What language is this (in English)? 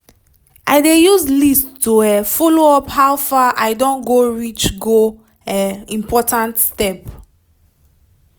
Nigerian Pidgin